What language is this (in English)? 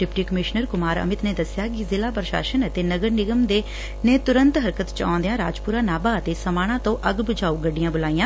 Punjabi